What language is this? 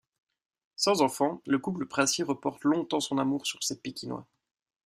French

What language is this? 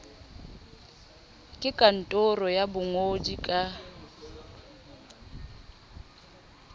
Southern Sotho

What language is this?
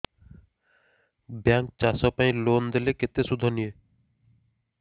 Odia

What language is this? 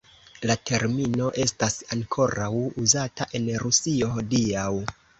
Esperanto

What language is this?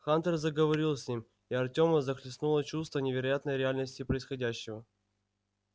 Russian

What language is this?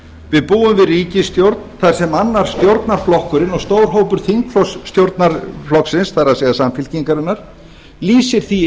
Icelandic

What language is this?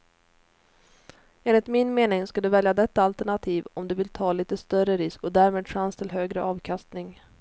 Swedish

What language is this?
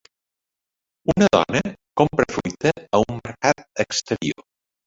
Catalan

